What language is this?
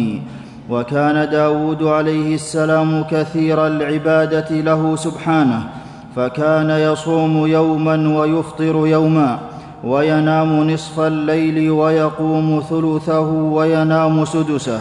Arabic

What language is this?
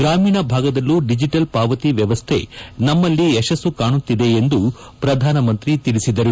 Kannada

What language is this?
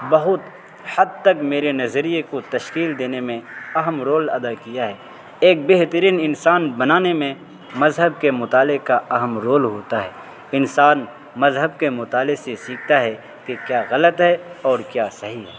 Urdu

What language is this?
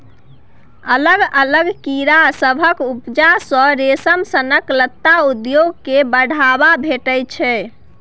Maithili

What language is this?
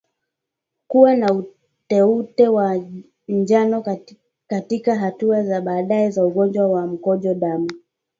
Swahili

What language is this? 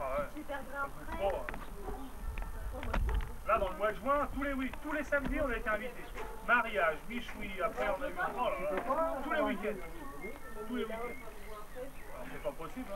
French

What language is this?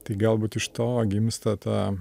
Lithuanian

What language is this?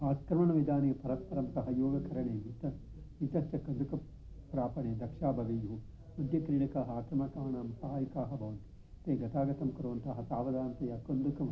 Sanskrit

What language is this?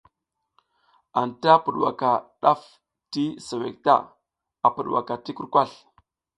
South Giziga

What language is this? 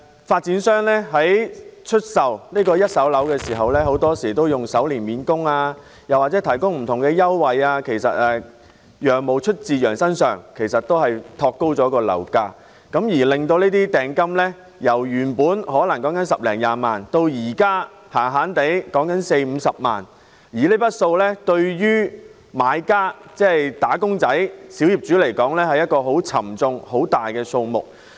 Cantonese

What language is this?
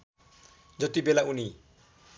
Nepali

